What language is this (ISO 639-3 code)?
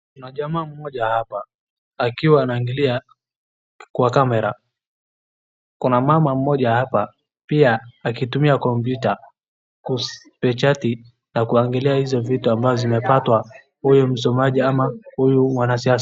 swa